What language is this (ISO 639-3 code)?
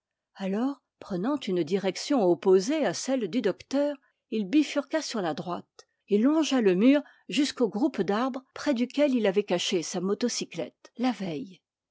fra